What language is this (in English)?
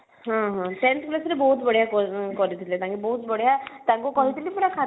Odia